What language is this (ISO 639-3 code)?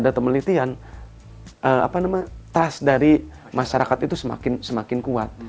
ind